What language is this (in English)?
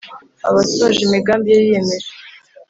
Kinyarwanda